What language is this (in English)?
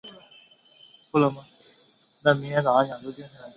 Chinese